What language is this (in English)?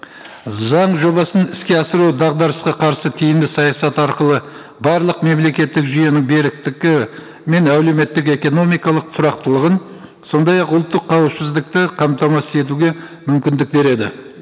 Kazakh